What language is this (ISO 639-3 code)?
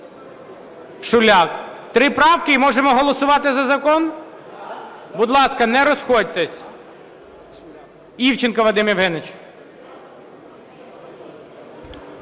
ukr